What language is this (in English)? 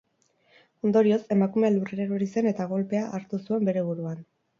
Basque